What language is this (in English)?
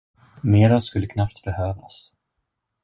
Swedish